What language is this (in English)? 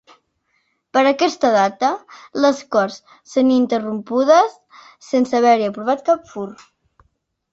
Catalan